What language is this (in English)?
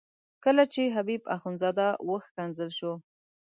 Pashto